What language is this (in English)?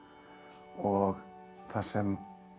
Icelandic